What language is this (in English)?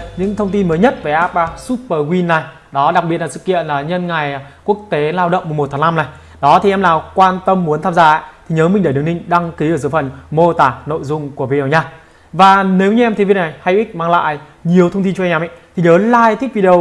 Vietnamese